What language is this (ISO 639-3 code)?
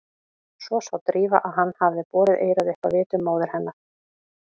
isl